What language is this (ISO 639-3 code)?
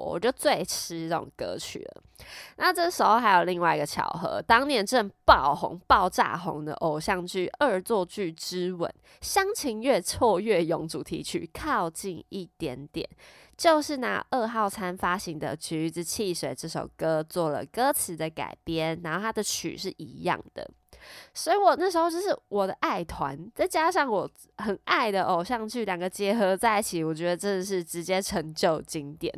zho